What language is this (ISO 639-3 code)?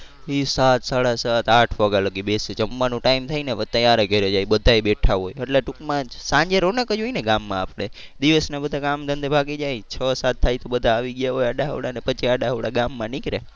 guj